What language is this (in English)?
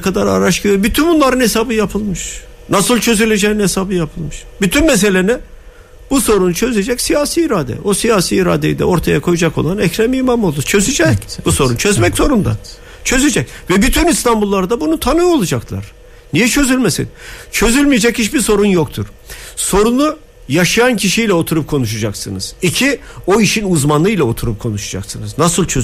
Turkish